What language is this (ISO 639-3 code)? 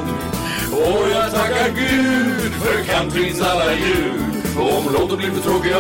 swe